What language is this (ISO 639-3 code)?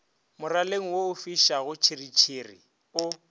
nso